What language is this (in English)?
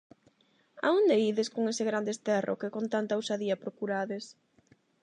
Galician